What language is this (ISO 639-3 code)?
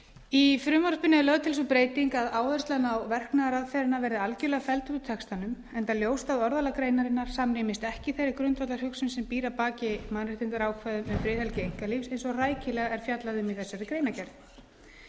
isl